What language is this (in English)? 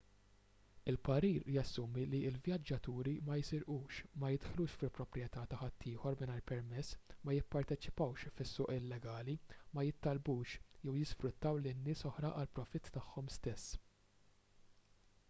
Maltese